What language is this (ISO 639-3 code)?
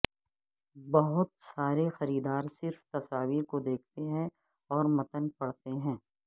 urd